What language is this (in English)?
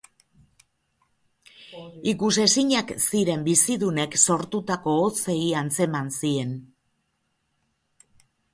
Basque